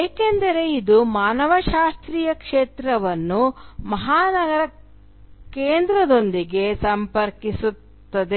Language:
Kannada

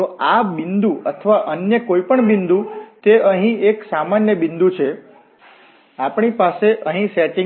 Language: Gujarati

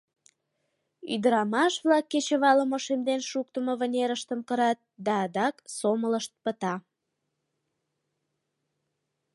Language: Mari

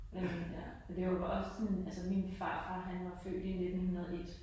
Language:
Danish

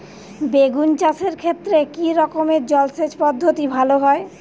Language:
Bangla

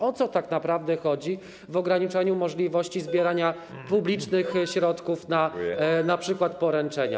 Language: Polish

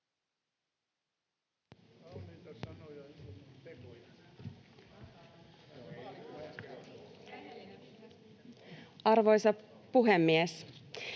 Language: Finnish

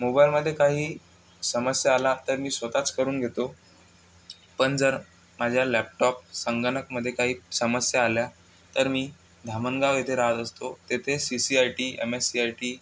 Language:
Marathi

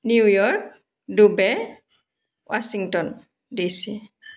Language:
Assamese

